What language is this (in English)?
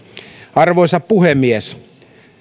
Finnish